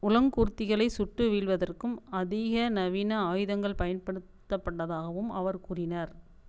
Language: Tamil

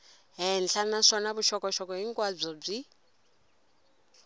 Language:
Tsonga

